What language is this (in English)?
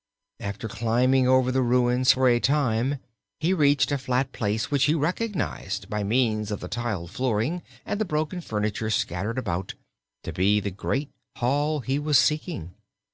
English